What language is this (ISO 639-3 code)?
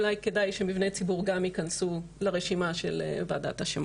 heb